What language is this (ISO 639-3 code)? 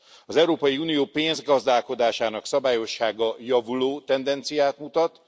hun